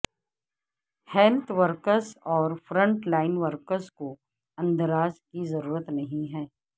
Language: Urdu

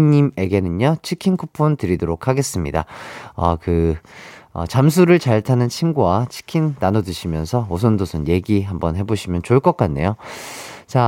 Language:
Korean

